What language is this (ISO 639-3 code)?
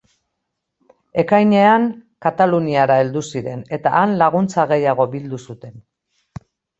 eus